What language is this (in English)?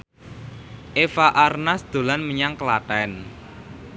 Javanese